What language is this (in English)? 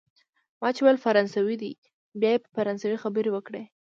Pashto